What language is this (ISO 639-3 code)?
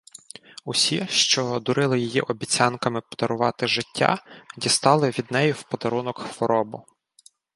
ukr